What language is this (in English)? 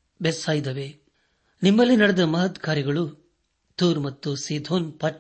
Kannada